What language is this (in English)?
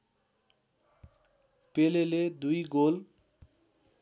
Nepali